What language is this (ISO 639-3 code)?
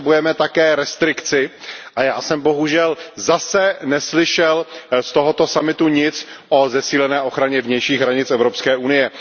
ces